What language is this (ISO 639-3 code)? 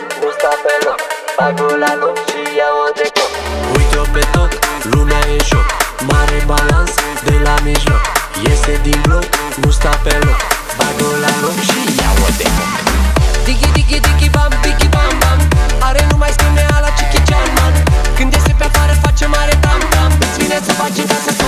ron